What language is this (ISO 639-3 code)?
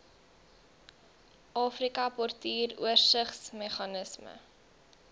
afr